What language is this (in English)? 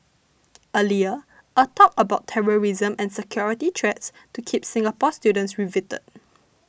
English